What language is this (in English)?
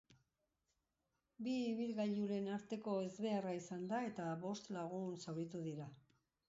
Basque